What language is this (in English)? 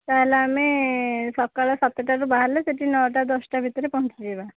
Odia